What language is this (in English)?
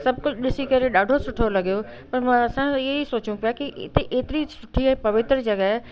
Sindhi